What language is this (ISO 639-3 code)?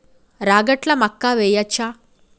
tel